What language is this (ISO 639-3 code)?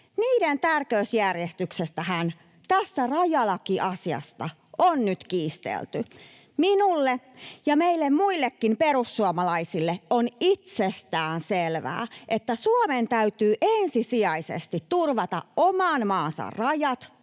fin